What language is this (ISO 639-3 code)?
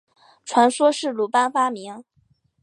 zho